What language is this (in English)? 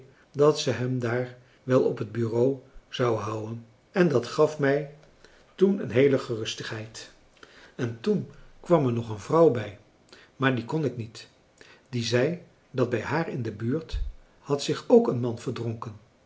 Dutch